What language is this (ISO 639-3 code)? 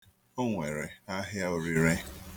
ibo